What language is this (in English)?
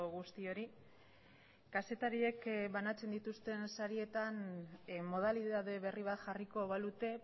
Basque